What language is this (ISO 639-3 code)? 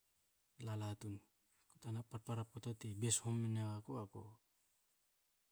hao